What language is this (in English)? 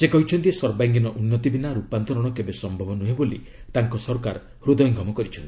Odia